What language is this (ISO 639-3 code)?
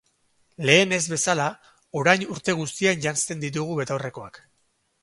eus